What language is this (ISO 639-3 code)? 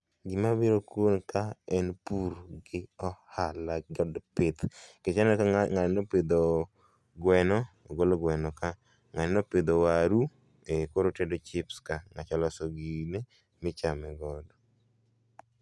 luo